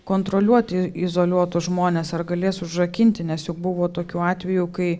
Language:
Lithuanian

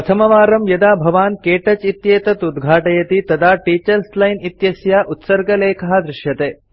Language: Sanskrit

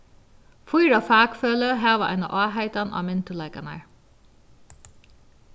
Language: Faroese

